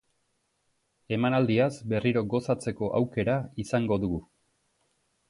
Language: Basque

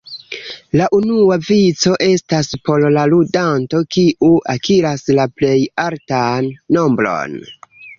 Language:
Esperanto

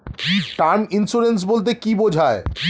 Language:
Bangla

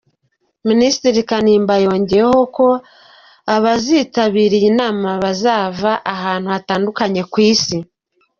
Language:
Kinyarwanda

